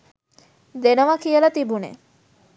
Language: Sinhala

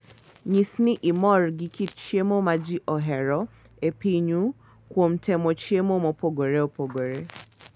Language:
Luo (Kenya and Tanzania)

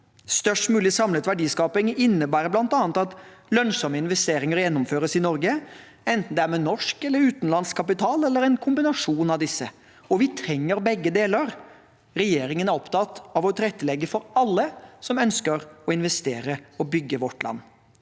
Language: Norwegian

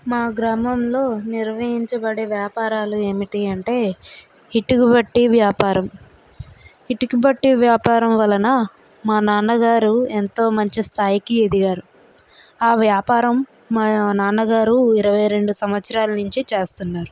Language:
Telugu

